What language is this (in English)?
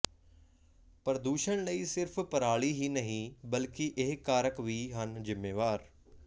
Punjabi